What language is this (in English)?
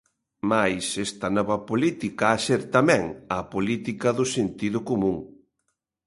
Galician